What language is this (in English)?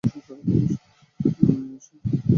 Bangla